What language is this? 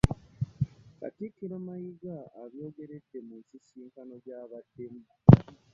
Ganda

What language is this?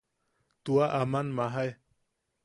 Yaqui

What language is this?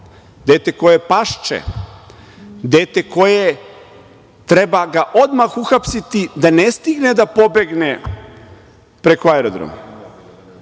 Serbian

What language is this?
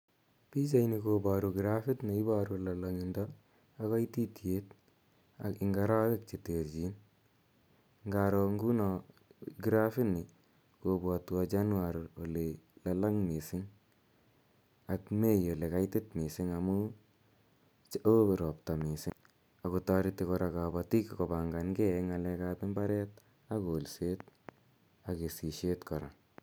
Kalenjin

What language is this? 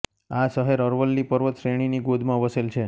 Gujarati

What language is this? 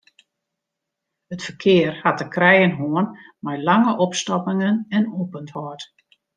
Western Frisian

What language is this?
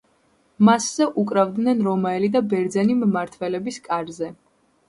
Georgian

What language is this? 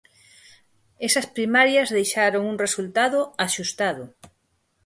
Galician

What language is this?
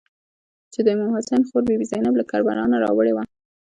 Pashto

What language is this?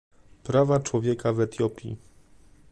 Polish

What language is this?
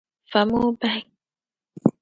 Dagbani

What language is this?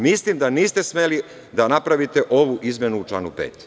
Serbian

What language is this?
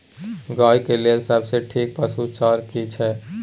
Maithili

